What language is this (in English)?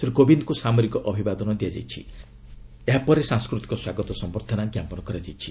Odia